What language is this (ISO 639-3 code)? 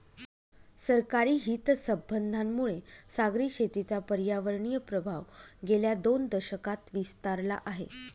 mar